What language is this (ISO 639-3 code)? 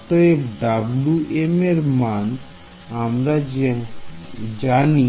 ben